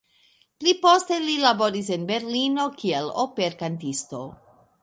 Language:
Esperanto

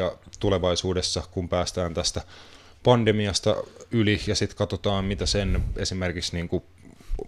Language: Finnish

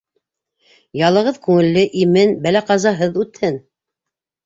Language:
Bashkir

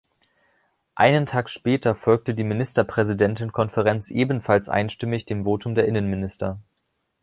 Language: German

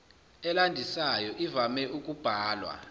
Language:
Zulu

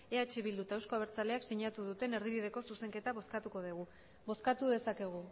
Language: Basque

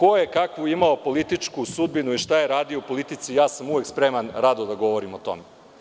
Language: Serbian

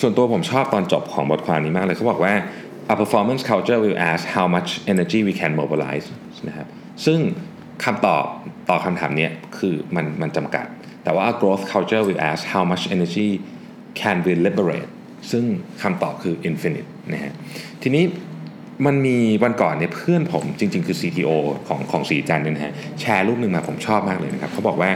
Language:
Thai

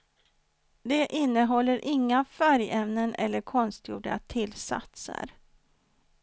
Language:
Swedish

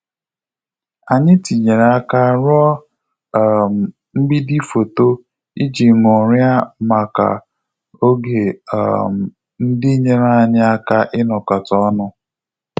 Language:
Igbo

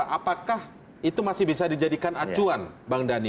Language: Indonesian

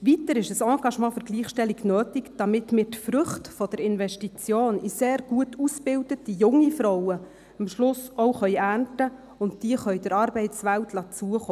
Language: Swiss German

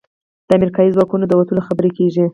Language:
Pashto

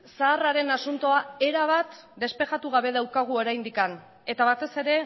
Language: Basque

